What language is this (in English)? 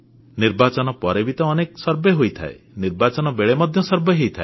Odia